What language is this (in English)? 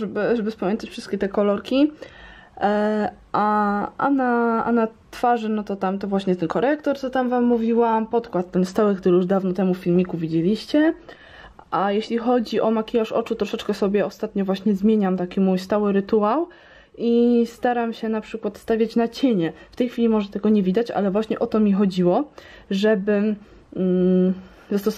Polish